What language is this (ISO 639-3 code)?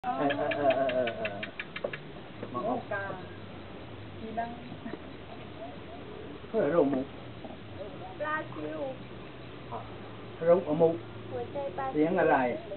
tha